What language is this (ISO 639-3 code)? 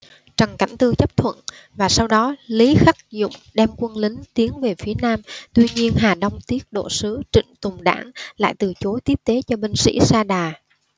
vie